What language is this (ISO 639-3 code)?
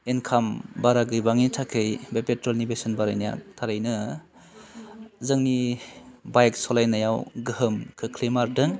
brx